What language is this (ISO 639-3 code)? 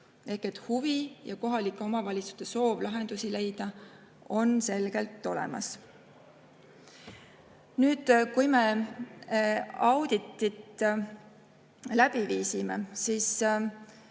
est